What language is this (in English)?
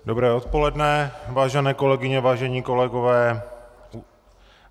Czech